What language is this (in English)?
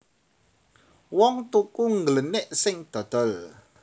Javanese